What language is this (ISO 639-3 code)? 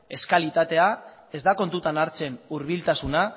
eus